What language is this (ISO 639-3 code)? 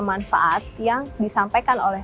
ind